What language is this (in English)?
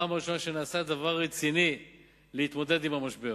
Hebrew